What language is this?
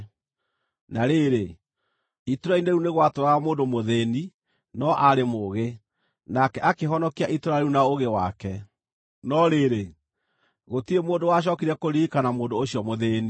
Kikuyu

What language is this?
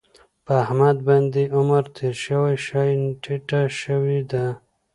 Pashto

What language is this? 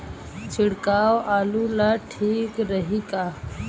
Bhojpuri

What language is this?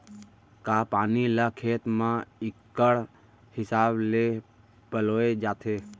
Chhattisgarhi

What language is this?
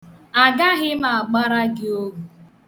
Igbo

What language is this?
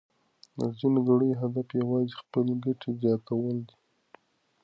Pashto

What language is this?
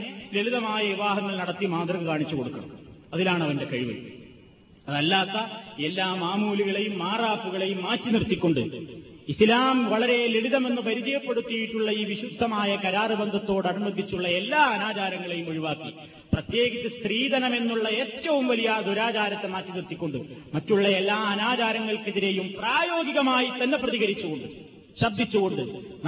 Malayalam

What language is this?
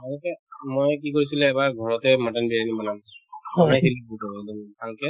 Assamese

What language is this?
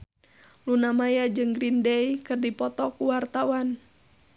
Sundanese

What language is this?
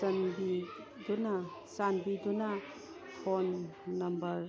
Manipuri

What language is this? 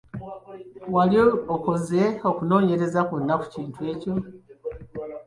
Ganda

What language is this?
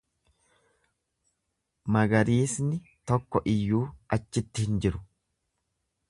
Oromo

